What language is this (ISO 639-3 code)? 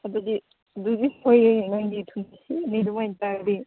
mni